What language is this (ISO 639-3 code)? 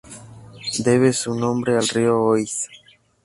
spa